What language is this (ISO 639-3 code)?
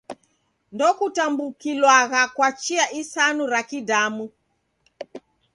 dav